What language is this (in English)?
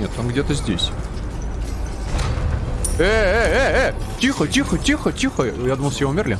Russian